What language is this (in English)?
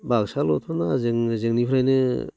Bodo